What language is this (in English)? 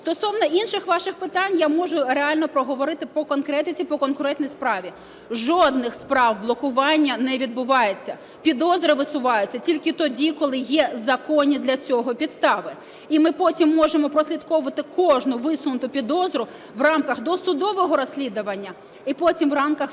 Ukrainian